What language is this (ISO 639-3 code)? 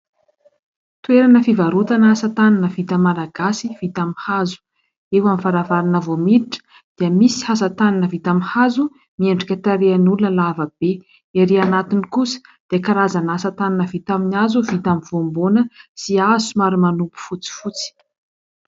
mlg